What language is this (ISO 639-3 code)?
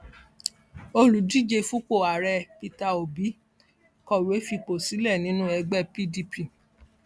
yor